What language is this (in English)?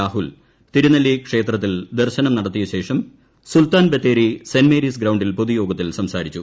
Malayalam